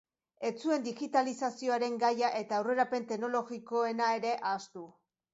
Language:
Basque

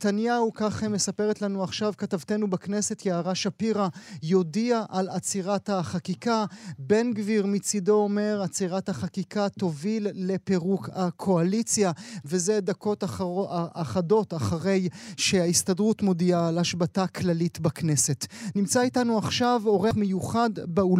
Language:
Hebrew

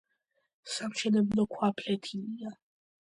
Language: Georgian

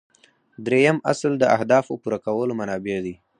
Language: Pashto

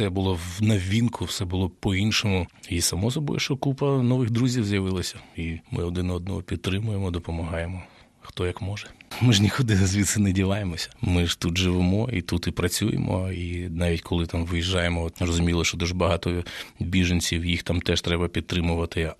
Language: Ukrainian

